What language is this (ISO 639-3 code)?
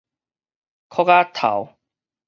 nan